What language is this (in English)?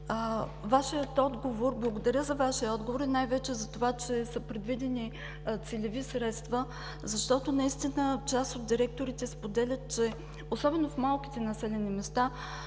Bulgarian